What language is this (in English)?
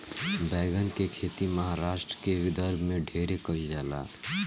Bhojpuri